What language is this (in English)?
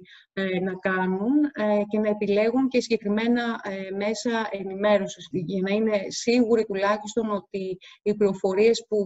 Greek